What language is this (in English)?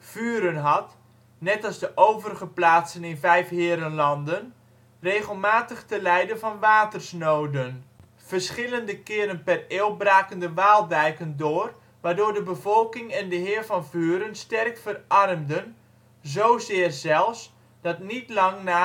Dutch